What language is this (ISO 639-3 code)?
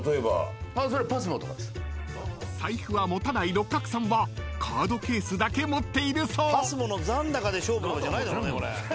jpn